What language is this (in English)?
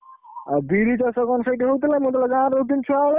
Odia